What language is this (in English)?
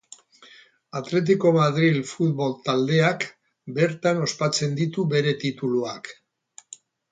Basque